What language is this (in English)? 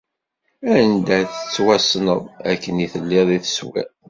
Kabyle